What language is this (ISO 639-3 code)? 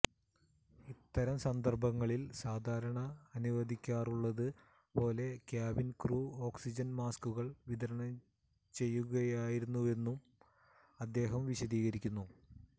mal